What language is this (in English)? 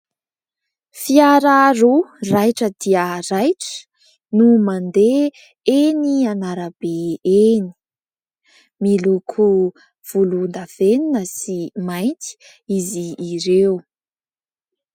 Malagasy